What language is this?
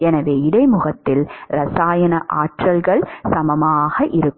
Tamil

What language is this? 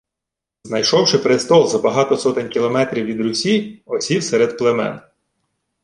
Ukrainian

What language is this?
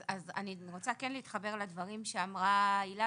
Hebrew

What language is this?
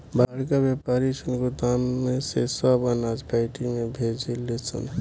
Bhojpuri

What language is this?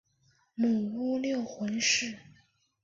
Chinese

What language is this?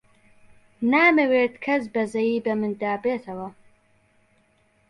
Central Kurdish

